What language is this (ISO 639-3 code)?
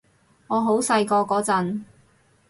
yue